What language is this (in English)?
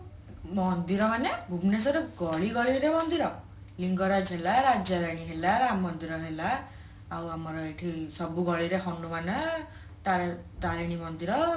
Odia